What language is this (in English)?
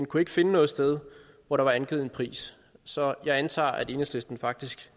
Danish